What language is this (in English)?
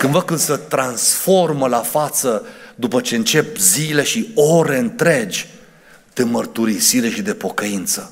Romanian